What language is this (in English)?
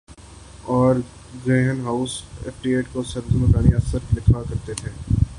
Urdu